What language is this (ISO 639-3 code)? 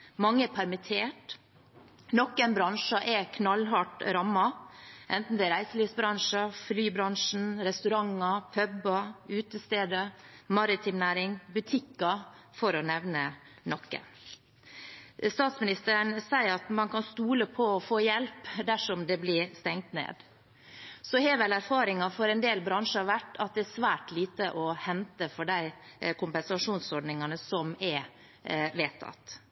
nob